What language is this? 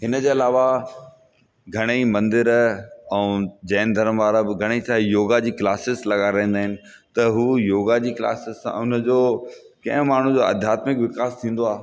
Sindhi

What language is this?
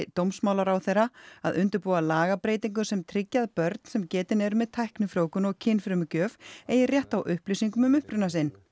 Icelandic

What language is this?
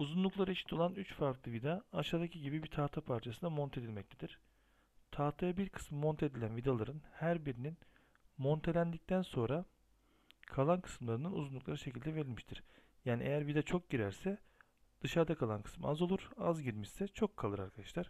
Turkish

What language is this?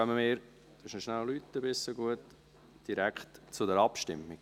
Swiss German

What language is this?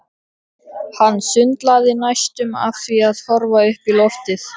Icelandic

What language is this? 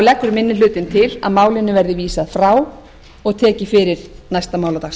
Icelandic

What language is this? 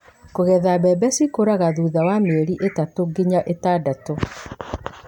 Kikuyu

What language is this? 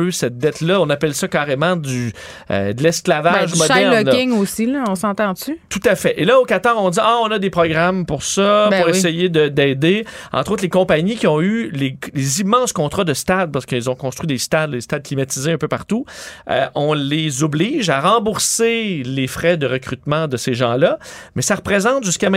French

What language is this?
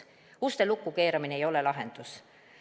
Estonian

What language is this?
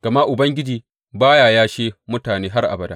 Hausa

